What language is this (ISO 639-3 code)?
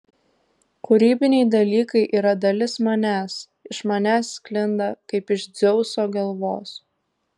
lit